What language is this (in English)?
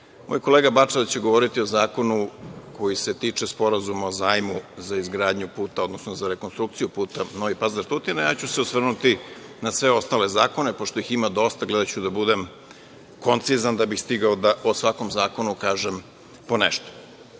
Serbian